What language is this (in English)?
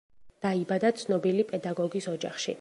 Georgian